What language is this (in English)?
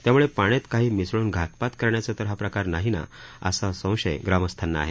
Marathi